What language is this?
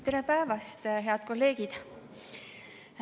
Estonian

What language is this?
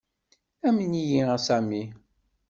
Kabyle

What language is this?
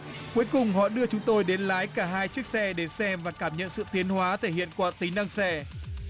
Vietnamese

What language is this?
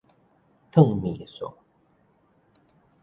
Min Nan Chinese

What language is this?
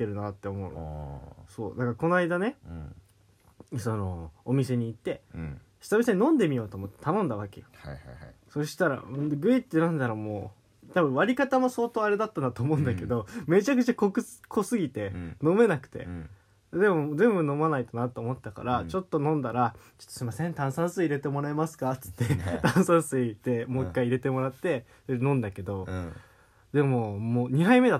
Japanese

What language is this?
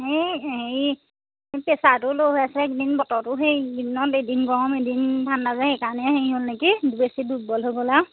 Assamese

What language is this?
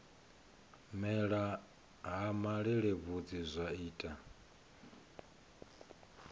Venda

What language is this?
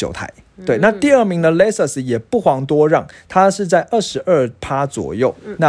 Chinese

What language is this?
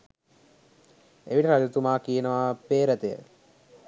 Sinhala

